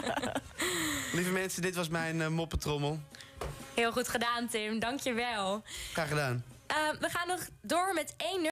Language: Dutch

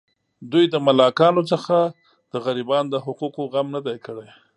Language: Pashto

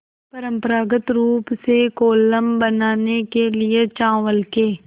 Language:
Hindi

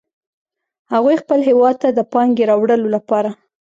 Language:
Pashto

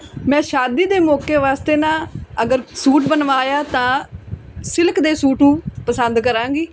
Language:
Punjabi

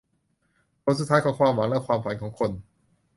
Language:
Thai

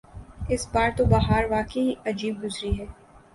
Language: Urdu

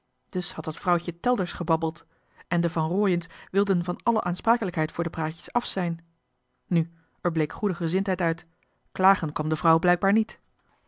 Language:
Dutch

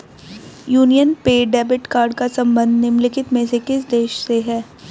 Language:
Hindi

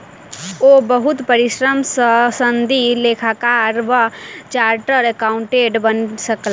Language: Maithili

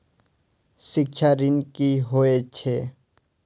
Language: Maithili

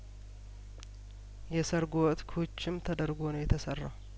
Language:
Amharic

